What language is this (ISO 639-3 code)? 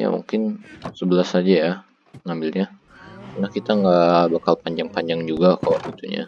ind